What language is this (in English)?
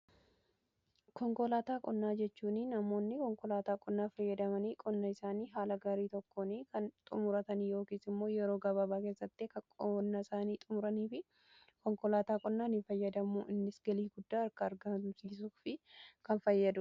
Oromo